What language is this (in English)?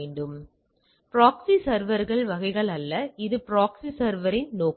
Tamil